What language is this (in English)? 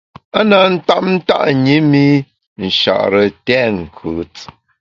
Bamun